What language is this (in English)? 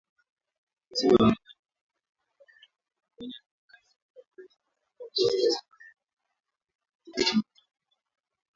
Swahili